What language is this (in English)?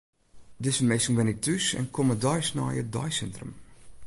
Western Frisian